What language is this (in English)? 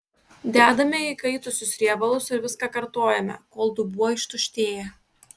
Lithuanian